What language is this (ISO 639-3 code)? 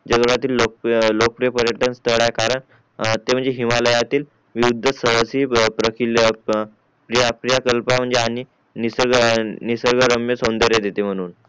mar